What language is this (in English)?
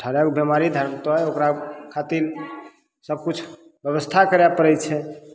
Maithili